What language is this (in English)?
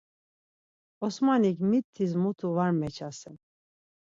Laz